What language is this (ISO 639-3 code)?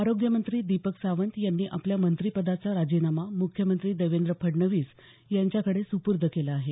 mar